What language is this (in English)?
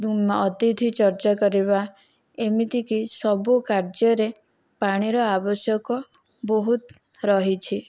Odia